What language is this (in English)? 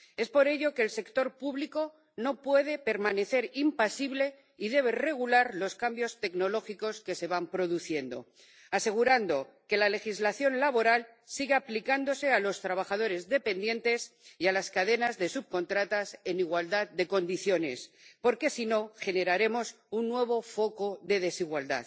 Spanish